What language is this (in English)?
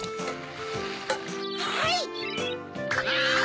Japanese